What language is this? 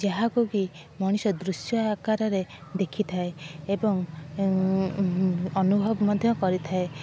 Odia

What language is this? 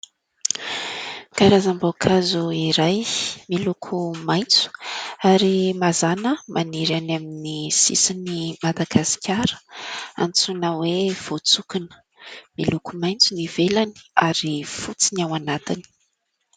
Malagasy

